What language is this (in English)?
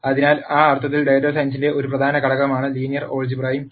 Malayalam